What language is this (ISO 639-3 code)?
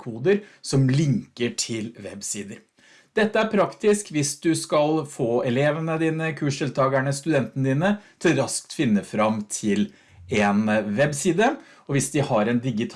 nor